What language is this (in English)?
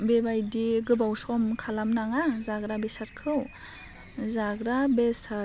Bodo